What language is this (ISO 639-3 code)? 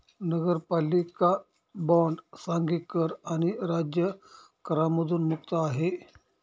mar